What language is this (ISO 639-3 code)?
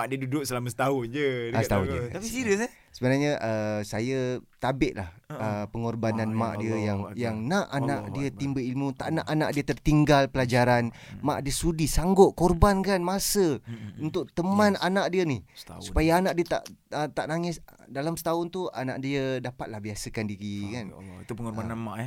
msa